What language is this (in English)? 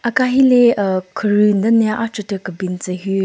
Southern Rengma Naga